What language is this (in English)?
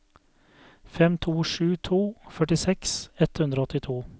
Norwegian